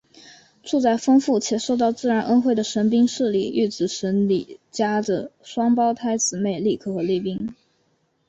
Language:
Chinese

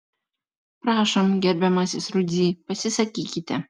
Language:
Lithuanian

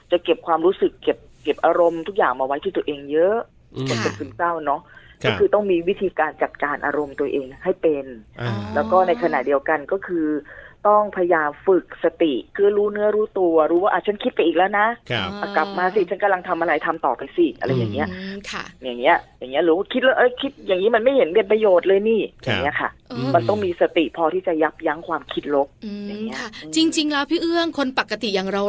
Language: Thai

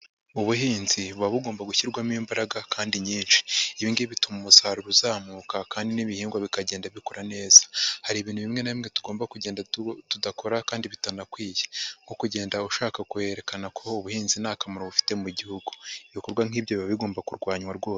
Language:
Kinyarwanda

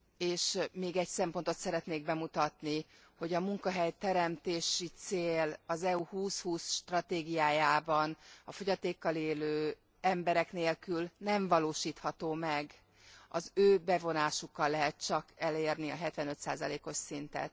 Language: Hungarian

